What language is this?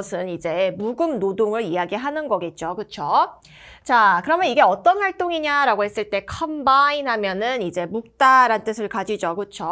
Korean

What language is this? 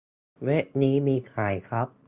Thai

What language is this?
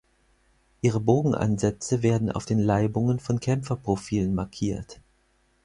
German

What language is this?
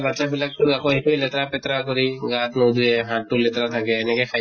Assamese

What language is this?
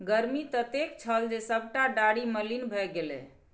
Maithili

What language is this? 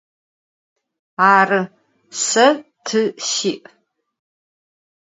Adyghe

